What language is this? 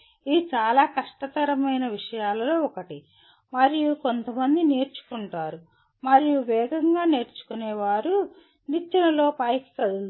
Telugu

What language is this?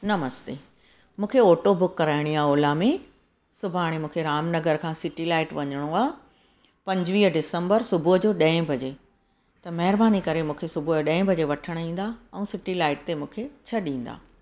Sindhi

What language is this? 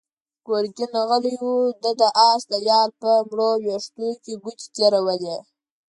Pashto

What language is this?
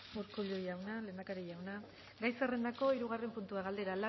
Basque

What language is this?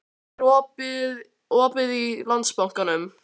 Icelandic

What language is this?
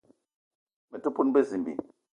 Eton (Cameroon)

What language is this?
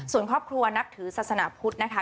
Thai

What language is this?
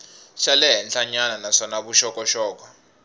Tsonga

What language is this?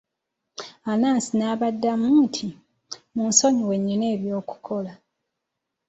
Ganda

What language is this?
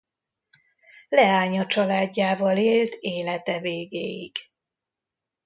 Hungarian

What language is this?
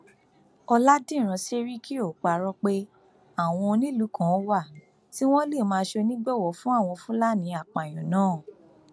Yoruba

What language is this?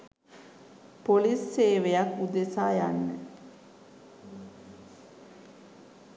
Sinhala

